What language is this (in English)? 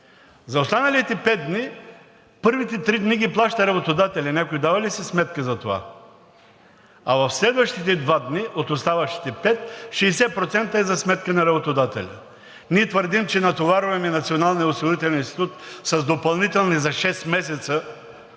Bulgarian